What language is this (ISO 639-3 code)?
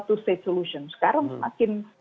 ind